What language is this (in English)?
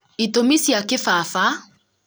Kikuyu